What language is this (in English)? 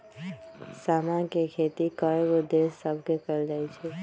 Magahi